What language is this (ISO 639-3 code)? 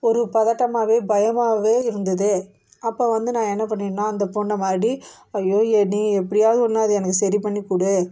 tam